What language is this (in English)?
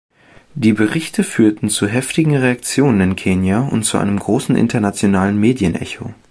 German